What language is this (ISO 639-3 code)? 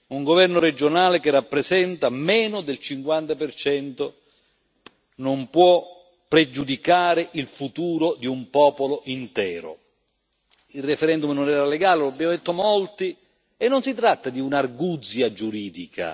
ita